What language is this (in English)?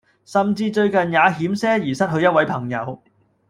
Cantonese